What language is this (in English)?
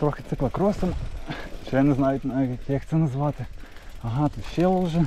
Ukrainian